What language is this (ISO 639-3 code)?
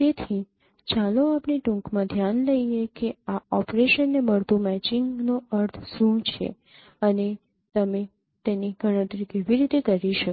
guj